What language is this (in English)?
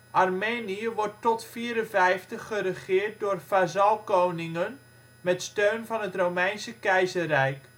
Dutch